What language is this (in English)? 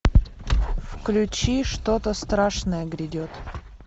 Russian